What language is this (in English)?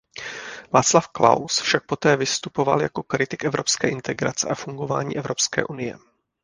Czech